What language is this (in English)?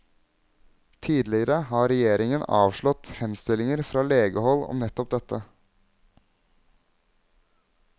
Norwegian